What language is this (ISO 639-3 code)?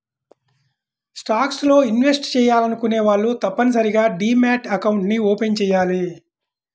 tel